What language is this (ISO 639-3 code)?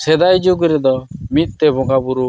sat